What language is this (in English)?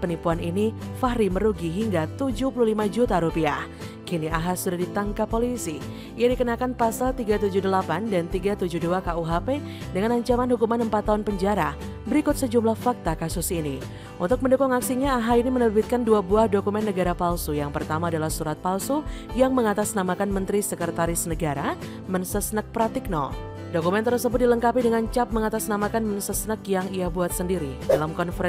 Indonesian